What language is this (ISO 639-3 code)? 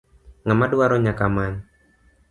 luo